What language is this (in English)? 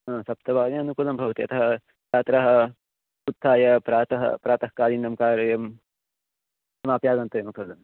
Sanskrit